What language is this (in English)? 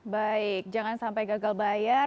Indonesian